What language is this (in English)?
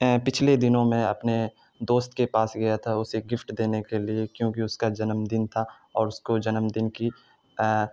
Urdu